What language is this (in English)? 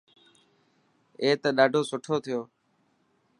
Dhatki